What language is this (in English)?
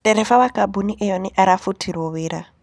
Kikuyu